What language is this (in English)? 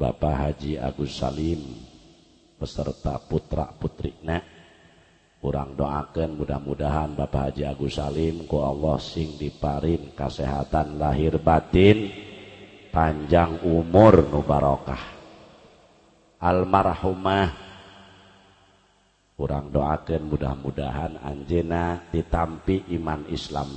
Indonesian